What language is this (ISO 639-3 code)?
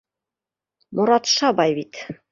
bak